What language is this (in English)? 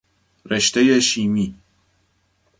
Persian